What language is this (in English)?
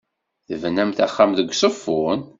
Kabyle